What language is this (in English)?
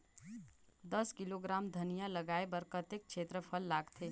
Chhattisgarhi